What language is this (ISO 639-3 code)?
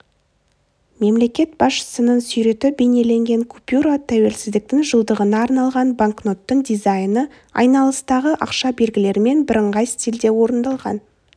kaz